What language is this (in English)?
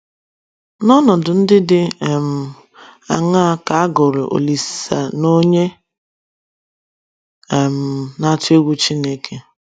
Igbo